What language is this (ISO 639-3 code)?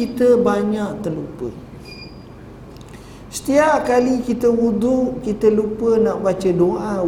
msa